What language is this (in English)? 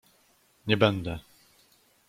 Polish